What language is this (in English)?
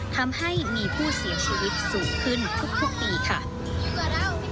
Thai